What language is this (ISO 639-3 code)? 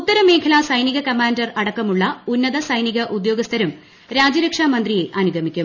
mal